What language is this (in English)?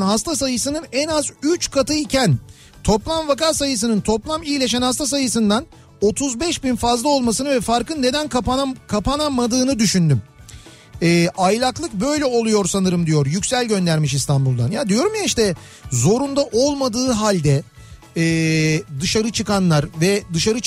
Turkish